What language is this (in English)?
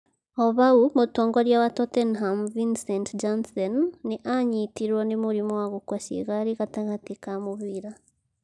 Kikuyu